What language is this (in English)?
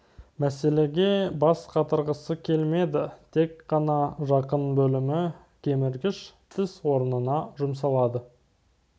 Kazakh